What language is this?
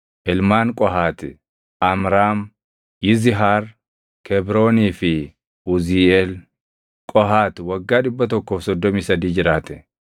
Oromo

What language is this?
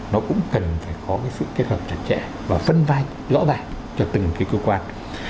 Vietnamese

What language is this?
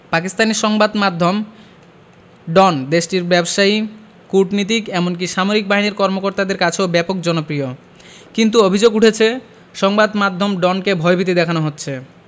Bangla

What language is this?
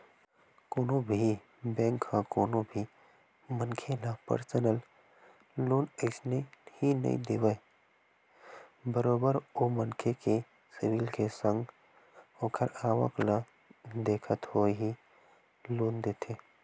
Chhattisgarhi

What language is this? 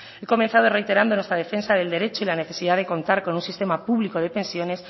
Spanish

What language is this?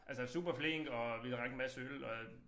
Danish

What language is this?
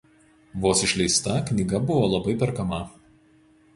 Lithuanian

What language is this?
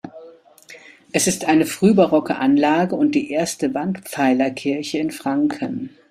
German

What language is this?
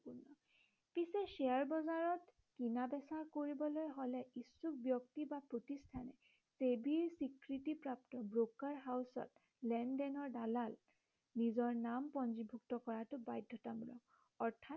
Assamese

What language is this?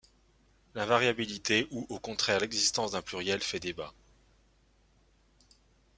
French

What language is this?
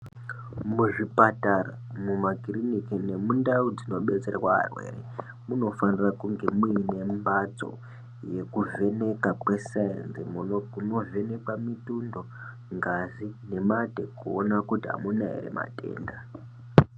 Ndau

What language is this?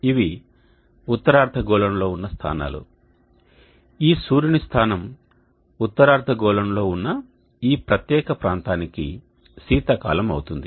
Telugu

